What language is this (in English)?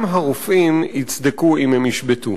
Hebrew